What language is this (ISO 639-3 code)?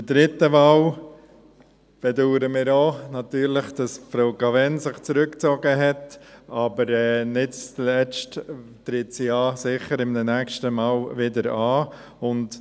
gsw